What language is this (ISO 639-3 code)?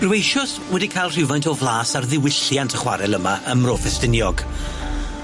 cym